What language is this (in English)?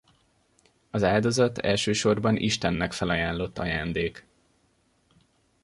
Hungarian